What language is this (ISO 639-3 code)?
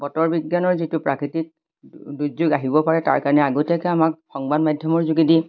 asm